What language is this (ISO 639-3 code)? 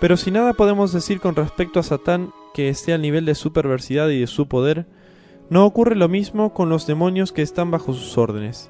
spa